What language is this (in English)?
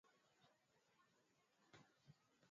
Swahili